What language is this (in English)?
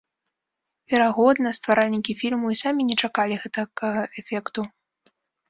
Belarusian